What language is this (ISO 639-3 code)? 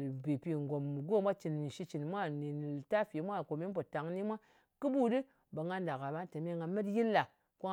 anc